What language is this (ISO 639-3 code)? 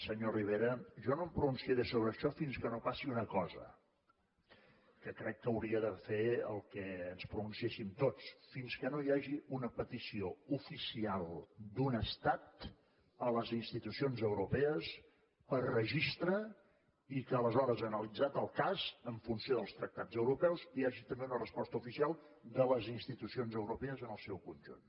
cat